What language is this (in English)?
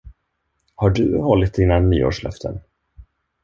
Swedish